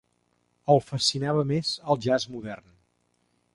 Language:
Catalan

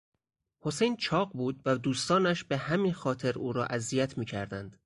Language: Persian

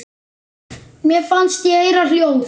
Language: Icelandic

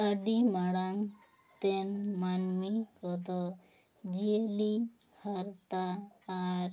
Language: Santali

